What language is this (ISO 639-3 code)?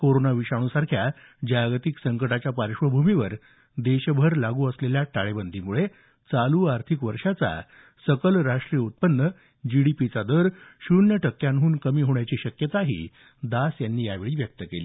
mar